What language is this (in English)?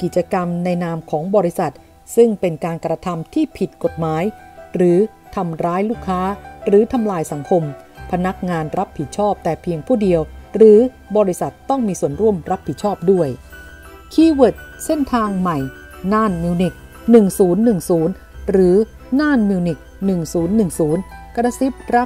Thai